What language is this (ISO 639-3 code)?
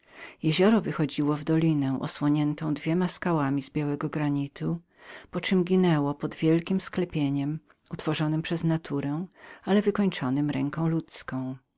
pol